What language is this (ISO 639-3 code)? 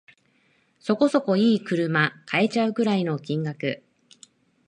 jpn